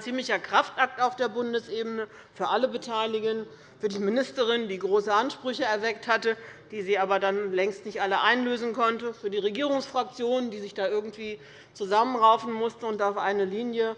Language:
German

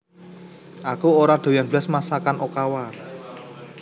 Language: Javanese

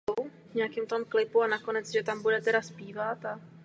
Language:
Czech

